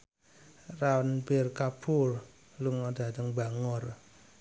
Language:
Javanese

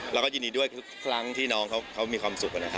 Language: Thai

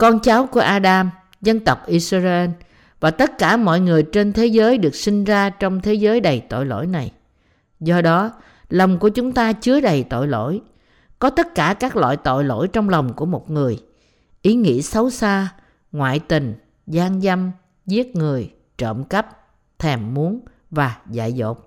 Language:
Vietnamese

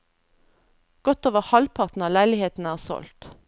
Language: Norwegian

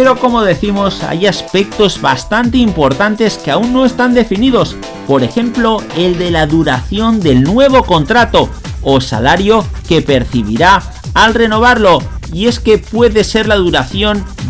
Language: Spanish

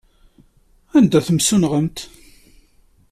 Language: Kabyle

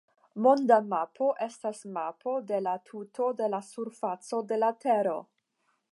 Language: Esperanto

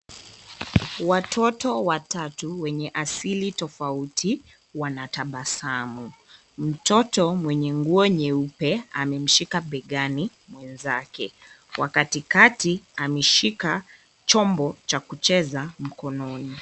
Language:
Swahili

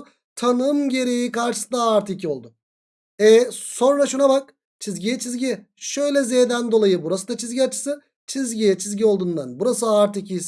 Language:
Turkish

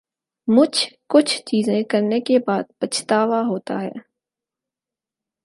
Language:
Urdu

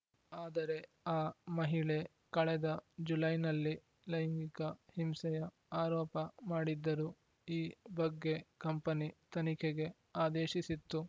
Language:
Kannada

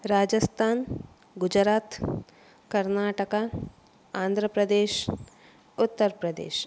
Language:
Kannada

